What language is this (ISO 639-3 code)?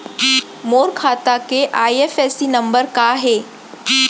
hne